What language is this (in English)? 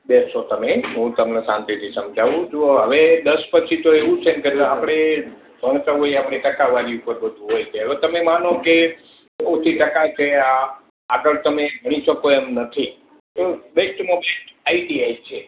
Gujarati